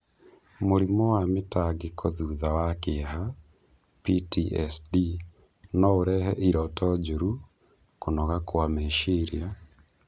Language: Kikuyu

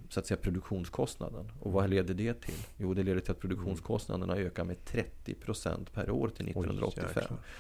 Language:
Swedish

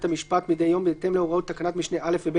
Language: Hebrew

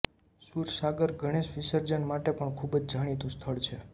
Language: Gujarati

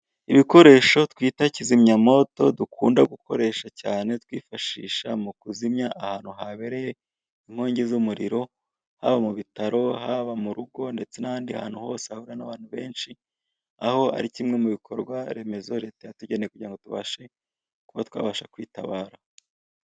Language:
Kinyarwanda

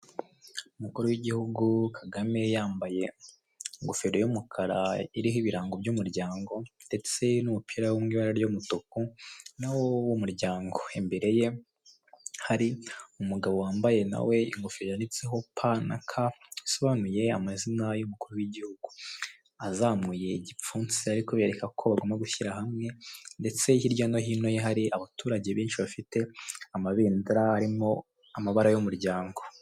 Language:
Kinyarwanda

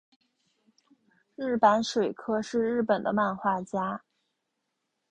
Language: Chinese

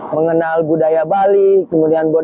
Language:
Indonesian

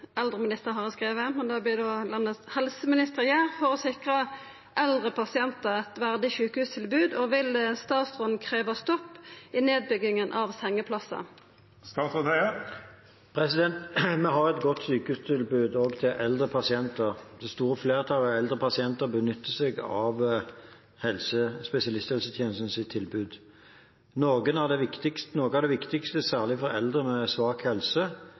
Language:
Norwegian Bokmål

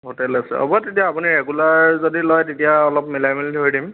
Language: Assamese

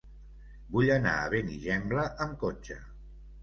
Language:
Catalan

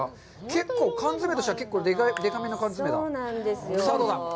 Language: Japanese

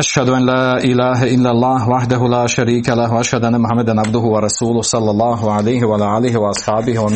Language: Croatian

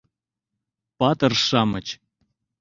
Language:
Mari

